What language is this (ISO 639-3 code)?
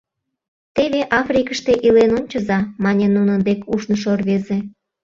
chm